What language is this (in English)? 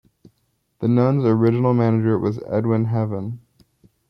English